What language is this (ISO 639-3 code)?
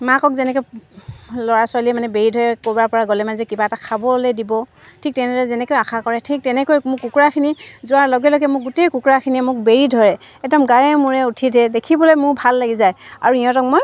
asm